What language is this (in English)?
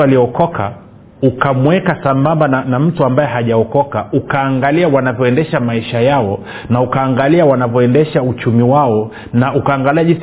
Swahili